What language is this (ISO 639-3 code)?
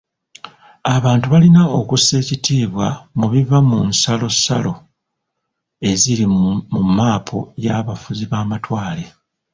lug